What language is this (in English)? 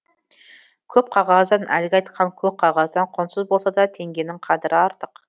Kazakh